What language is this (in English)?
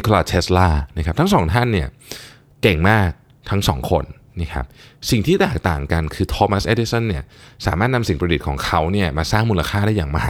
Thai